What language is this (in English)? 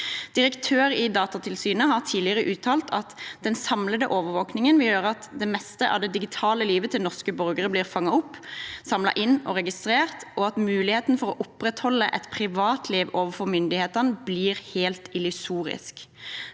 Norwegian